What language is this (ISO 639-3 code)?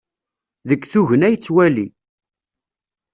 kab